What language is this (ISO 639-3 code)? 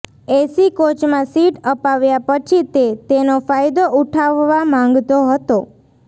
guj